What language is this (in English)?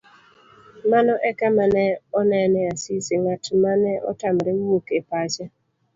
Luo (Kenya and Tanzania)